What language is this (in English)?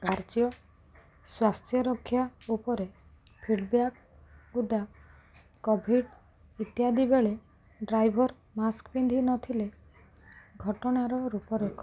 Odia